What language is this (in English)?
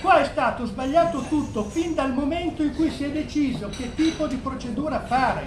Italian